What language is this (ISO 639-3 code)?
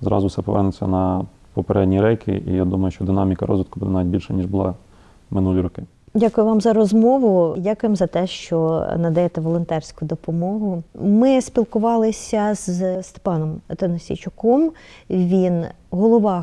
ukr